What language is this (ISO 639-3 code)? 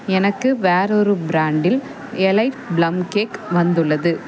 tam